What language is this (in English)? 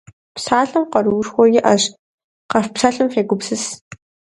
Kabardian